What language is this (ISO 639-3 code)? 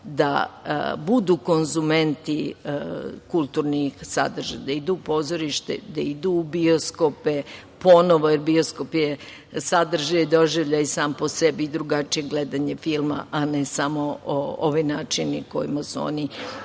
srp